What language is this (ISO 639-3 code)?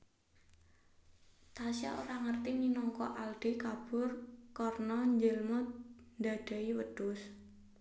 jav